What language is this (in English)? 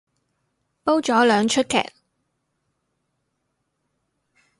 Cantonese